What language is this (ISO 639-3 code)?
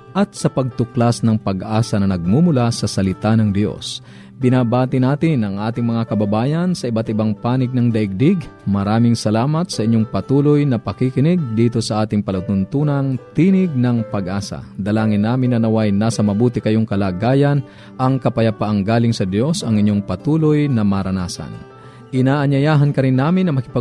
fil